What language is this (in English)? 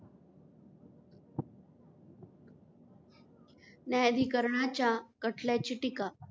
Marathi